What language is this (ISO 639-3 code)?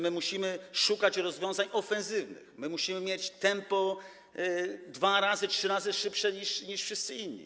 pol